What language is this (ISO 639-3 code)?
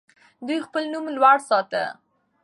pus